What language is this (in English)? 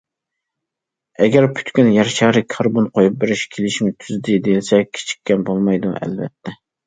Uyghur